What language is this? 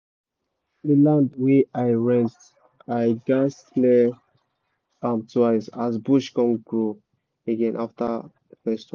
Nigerian Pidgin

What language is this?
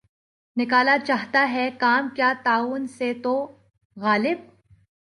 Urdu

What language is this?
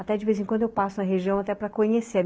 Portuguese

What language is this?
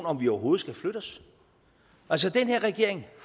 Danish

